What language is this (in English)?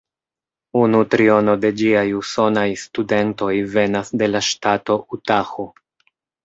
Esperanto